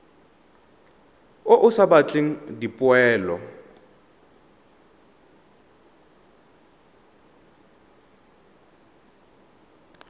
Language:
Tswana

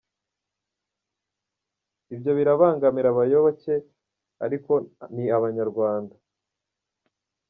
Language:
Kinyarwanda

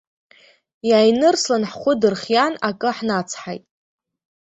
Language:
Abkhazian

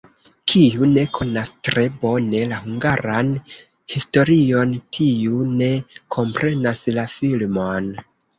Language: Esperanto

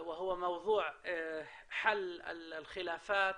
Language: Hebrew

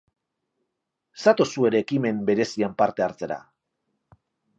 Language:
Basque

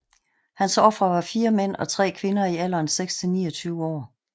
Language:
Danish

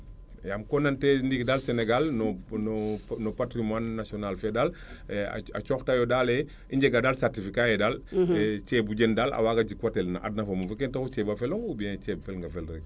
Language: Serer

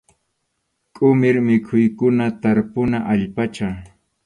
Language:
Arequipa-La Unión Quechua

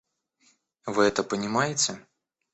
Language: Russian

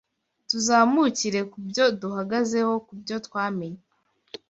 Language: Kinyarwanda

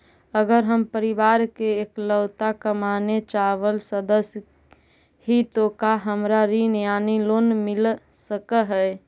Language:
Magahi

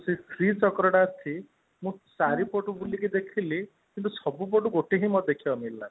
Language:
Odia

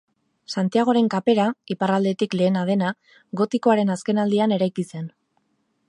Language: Basque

